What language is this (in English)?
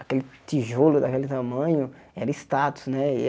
Portuguese